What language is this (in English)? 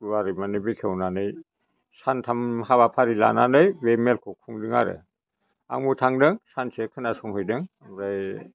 Bodo